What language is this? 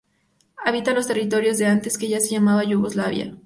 Spanish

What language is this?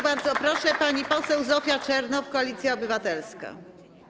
Polish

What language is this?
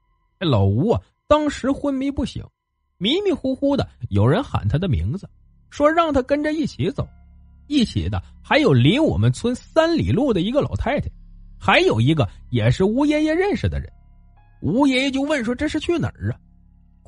Chinese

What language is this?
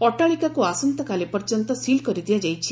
Odia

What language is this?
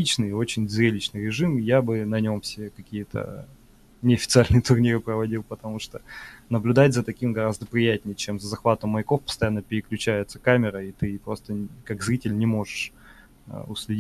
Russian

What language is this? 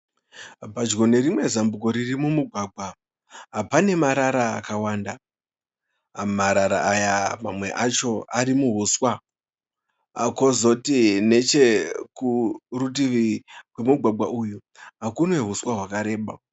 Shona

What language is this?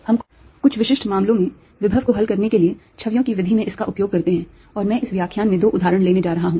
Hindi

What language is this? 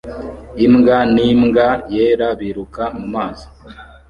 Kinyarwanda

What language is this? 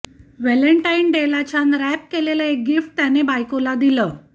Marathi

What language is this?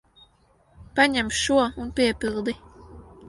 Latvian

